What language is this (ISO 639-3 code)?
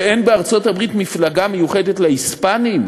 heb